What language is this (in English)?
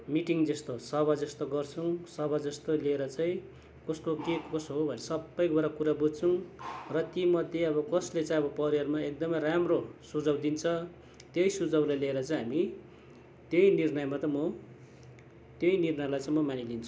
Nepali